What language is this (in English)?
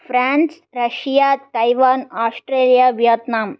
Sanskrit